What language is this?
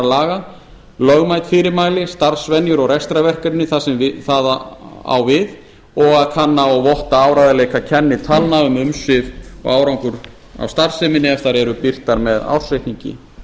Icelandic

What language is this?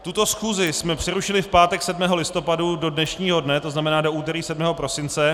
Czech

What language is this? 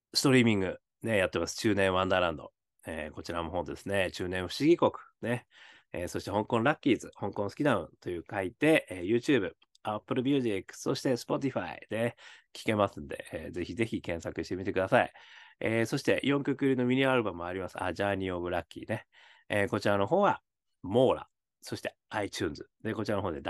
Japanese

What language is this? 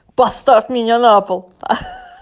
Russian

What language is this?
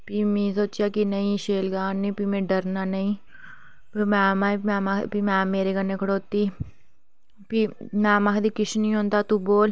Dogri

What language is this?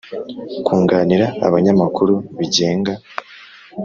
Kinyarwanda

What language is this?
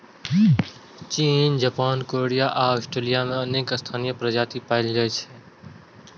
Maithili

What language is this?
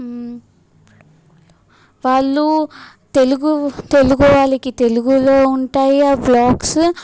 Telugu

